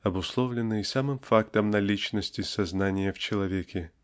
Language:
Russian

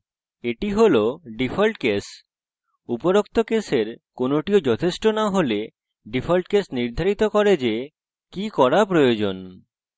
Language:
Bangla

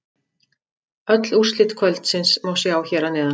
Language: Icelandic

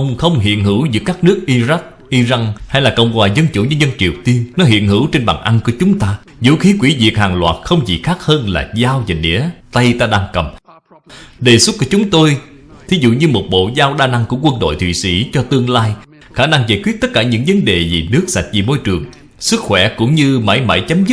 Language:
Vietnamese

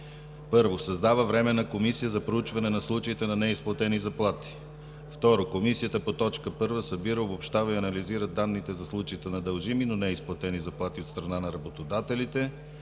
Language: Bulgarian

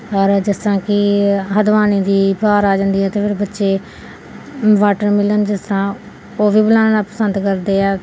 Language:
Punjabi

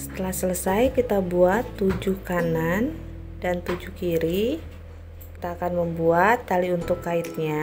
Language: Indonesian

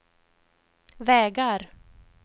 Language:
Swedish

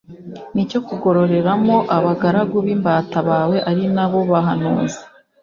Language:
Kinyarwanda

